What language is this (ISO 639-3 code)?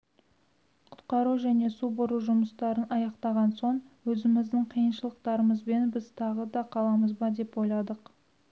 kaz